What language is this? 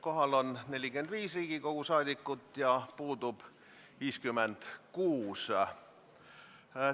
Estonian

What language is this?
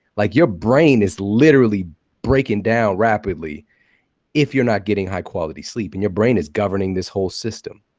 English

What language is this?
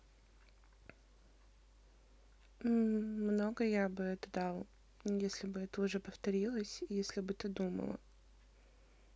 Russian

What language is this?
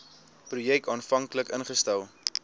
Afrikaans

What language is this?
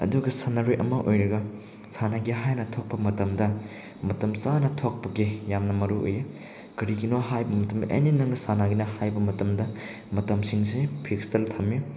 Manipuri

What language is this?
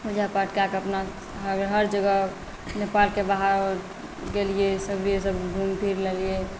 Maithili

